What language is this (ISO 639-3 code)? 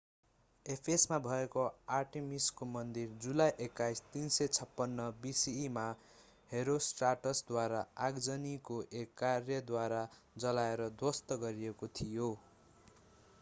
nep